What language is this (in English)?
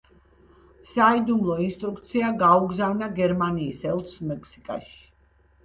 Georgian